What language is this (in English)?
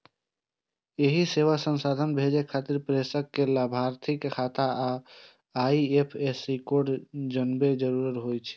Maithili